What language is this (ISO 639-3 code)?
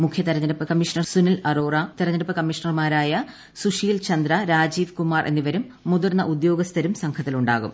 mal